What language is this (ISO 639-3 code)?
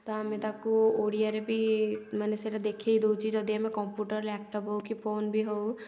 ori